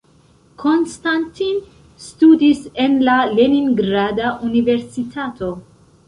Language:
Esperanto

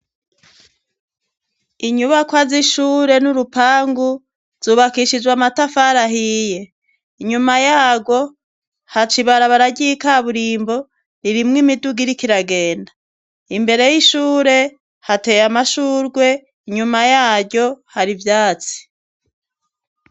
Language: Rundi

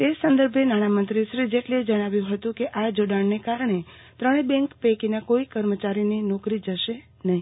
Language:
Gujarati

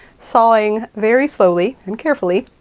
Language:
English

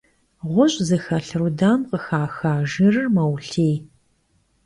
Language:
Kabardian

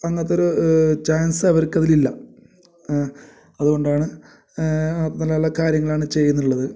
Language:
Malayalam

